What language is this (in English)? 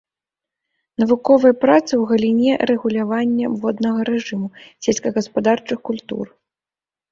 Belarusian